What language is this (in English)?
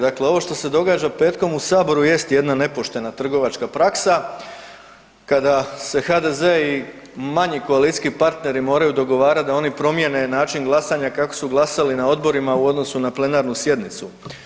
Croatian